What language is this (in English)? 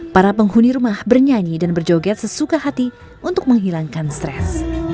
Indonesian